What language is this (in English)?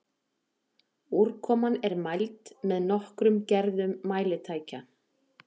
Icelandic